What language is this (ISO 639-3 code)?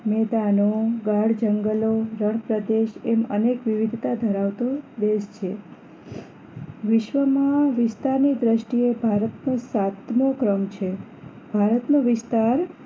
guj